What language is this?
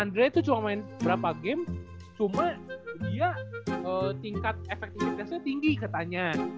Indonesian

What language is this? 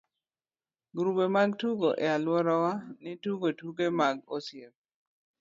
Luo (Kenya and Tanzania)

